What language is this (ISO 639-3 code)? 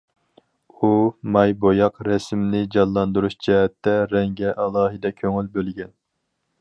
uig